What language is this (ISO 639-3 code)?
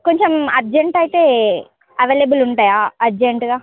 tel